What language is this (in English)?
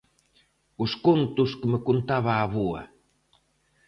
Galician